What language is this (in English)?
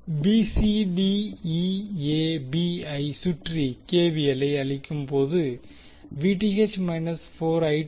Tamil